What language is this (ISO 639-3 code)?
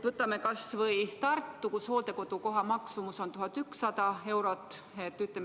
est